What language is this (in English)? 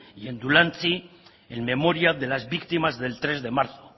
Spanish